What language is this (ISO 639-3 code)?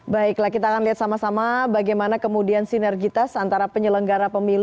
ind